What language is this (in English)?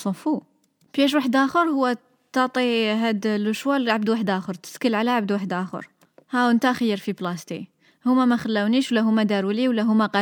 Arabic